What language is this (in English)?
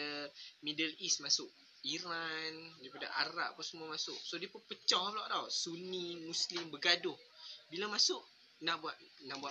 Malay